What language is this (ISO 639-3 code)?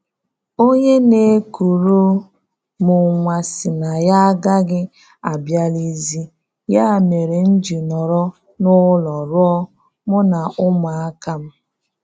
ibo